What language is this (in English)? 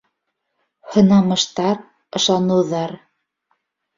Bashkir